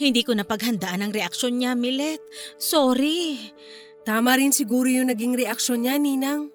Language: Filipino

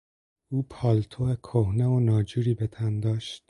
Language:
Persian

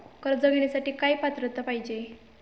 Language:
Marathi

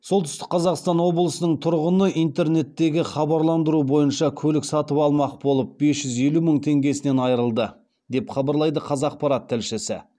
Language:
Kazakh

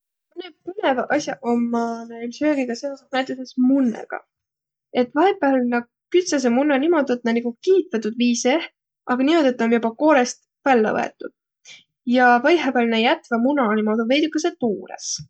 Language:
Võro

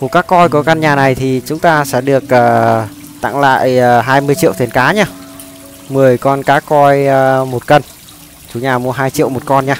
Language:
Vietnamese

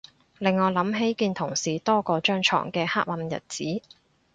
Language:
Cantonese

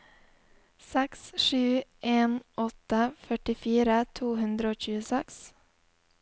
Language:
Norwegian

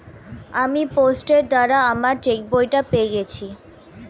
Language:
Bangla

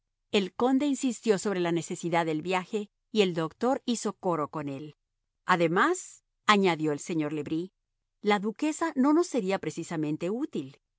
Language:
Spanish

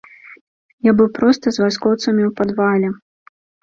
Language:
Belarusian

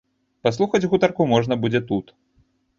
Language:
Belarusian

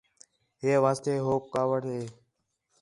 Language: Khetrani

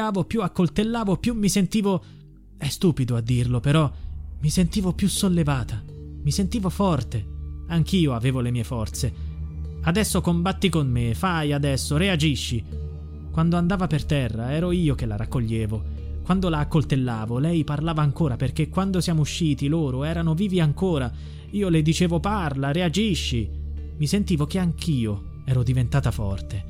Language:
Italian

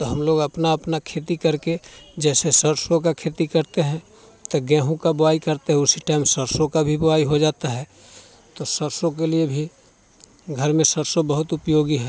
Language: Hindi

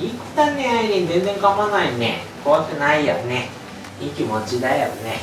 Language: Japanese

